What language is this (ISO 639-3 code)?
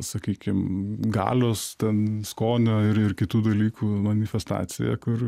lit